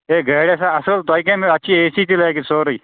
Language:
Kashmiri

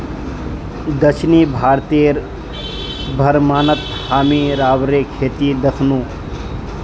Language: Magahi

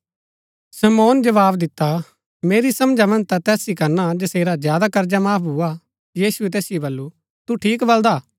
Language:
Gaddi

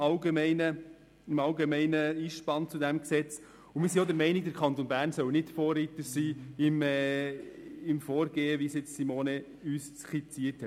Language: Swiss German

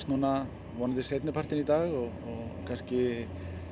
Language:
Icelandic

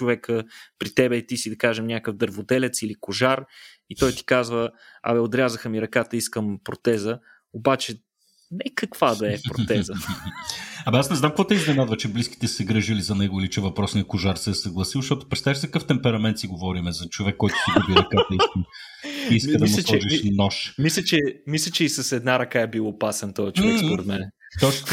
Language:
Bulgarian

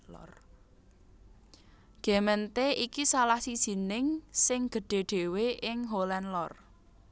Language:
Javanese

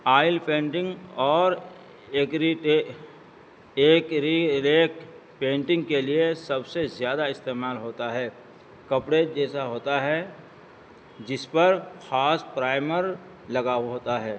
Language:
Urdu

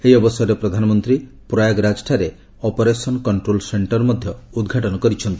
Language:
Odia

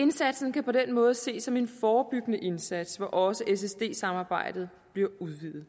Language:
Danish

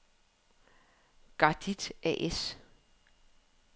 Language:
Danish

